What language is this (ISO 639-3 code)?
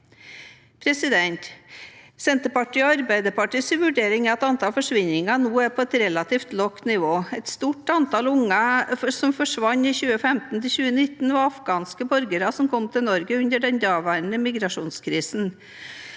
nor